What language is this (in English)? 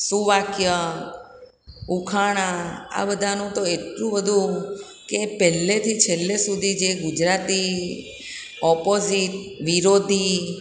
Gujarati